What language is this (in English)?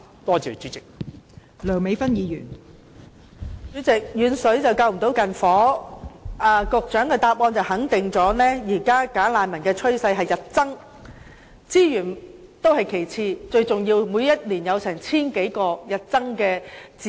Cantonese